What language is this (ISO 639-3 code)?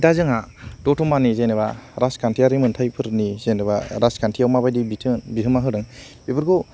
brx